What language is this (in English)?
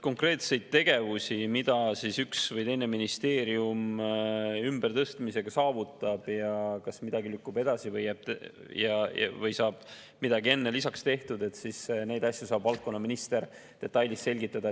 Estonian